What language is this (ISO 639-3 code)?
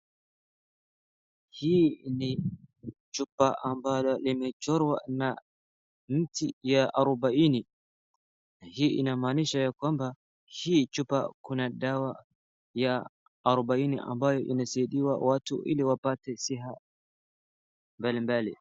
swa